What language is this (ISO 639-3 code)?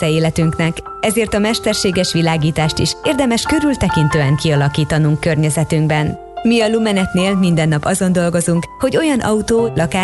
hun